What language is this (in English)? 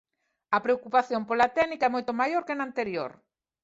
Galician